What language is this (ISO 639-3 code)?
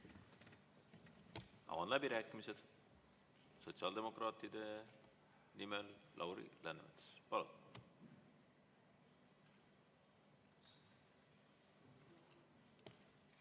est